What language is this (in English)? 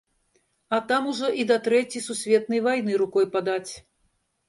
Belarusian